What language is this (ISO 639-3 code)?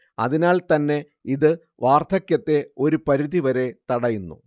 mal